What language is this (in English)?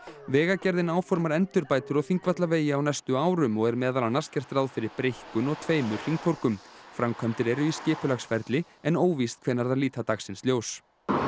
Icelandic